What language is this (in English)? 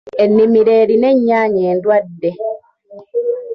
Ganda